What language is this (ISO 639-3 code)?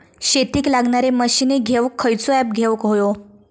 mar